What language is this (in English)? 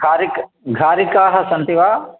Sanskrit